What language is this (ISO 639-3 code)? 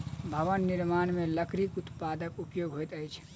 mai